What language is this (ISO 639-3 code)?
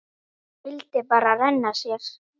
isl